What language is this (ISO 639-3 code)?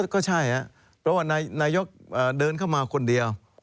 tha